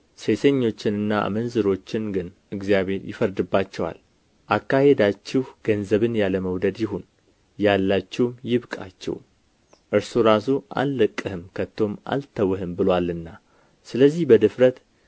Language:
Amharic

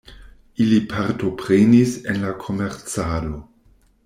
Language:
Esperanto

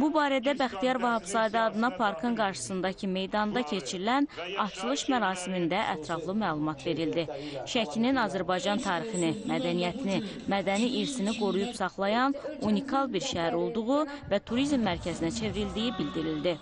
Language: Turkish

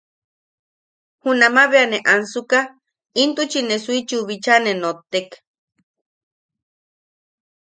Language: Yaqui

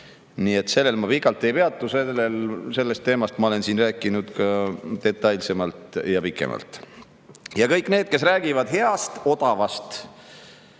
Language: Estonian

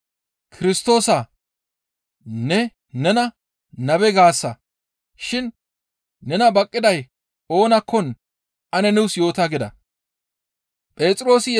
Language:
Gamo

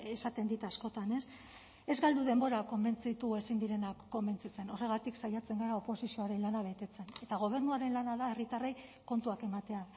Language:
Basque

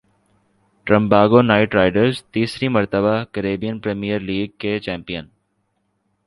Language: Urdu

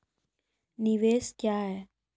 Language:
Maithili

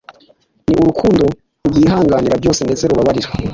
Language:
Kinyarwanda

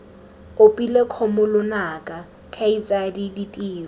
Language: Tswana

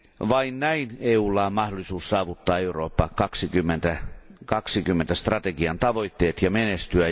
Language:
Finnish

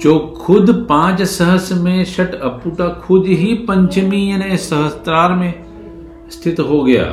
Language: Hindi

